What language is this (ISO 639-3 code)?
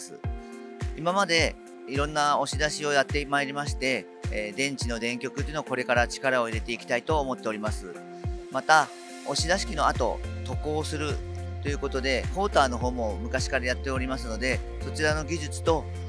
jpn